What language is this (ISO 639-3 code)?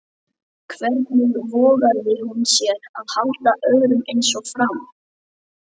isl